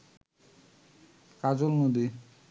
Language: Bangla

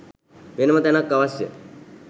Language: Sinhala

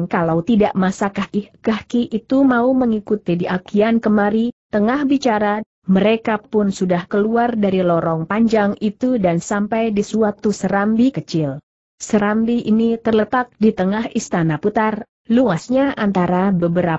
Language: Indonesian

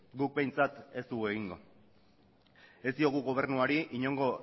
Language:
Basque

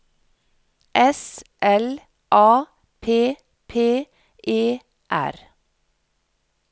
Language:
Norwegian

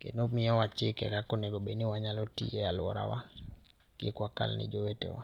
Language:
Luo (Kenya and Tanzania)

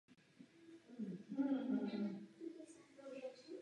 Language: Czech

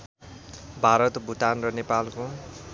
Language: Nepali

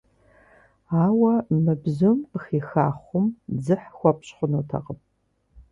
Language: Kabardian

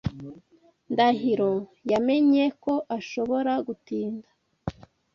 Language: Kinyarwanda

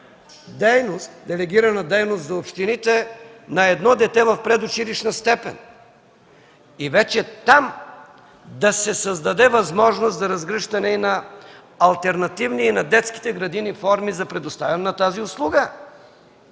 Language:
Bulgarian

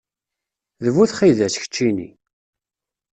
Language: Kabyle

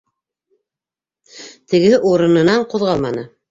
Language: Bashkir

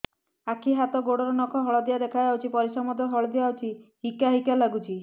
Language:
Odia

